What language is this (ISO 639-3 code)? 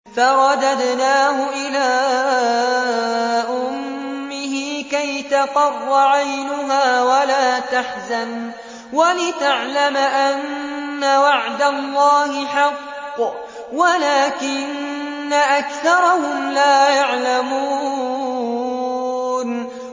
ara